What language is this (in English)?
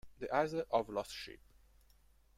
Italian